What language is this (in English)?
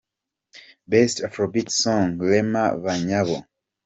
Kinyarwanda